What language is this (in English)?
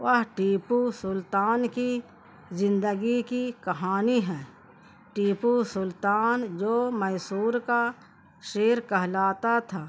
Urdu